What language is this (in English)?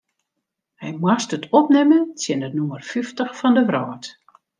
Western Frisian